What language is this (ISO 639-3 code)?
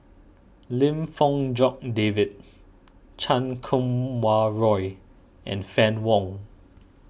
eng